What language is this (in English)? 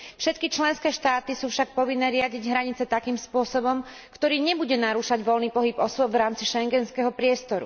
Slovak